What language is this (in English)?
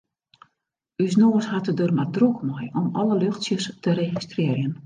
Western Frisian